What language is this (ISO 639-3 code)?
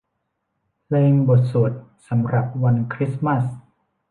tha